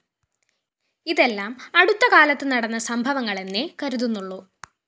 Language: Malayalam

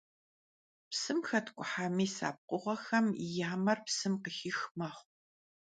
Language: Kabardian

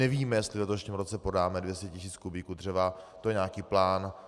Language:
Czech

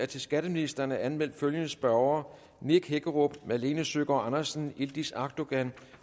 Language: Danish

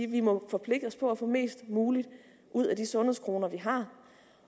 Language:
Danish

